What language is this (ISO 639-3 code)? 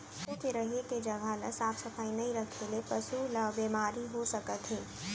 hne